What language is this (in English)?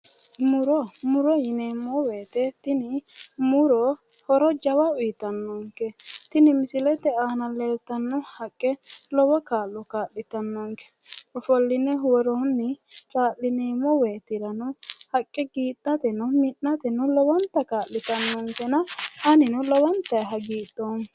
Sidamo